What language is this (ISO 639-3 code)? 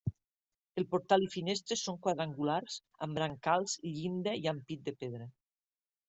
cat